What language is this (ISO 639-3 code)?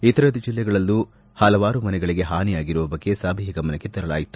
kan